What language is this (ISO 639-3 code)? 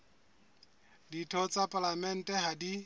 sot